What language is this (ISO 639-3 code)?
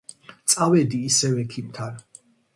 kat